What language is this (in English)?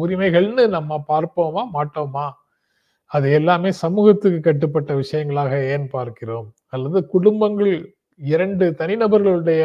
Tamil